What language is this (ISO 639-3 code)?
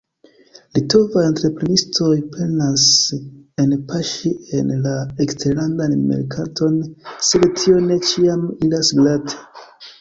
epo